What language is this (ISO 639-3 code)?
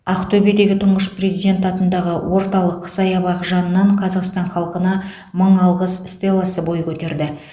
kaz